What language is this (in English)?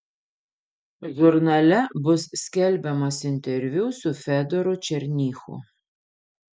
Lithuanian